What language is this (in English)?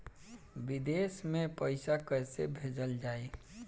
Bhojpuri